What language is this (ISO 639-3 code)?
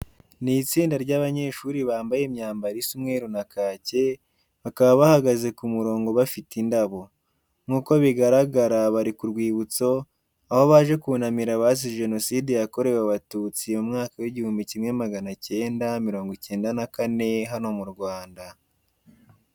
kin